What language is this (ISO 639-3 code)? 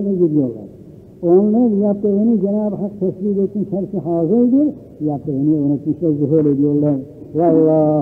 tur